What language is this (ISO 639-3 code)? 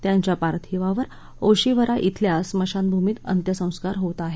mar